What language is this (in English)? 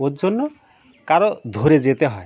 Bangla